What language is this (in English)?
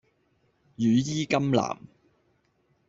Cantonese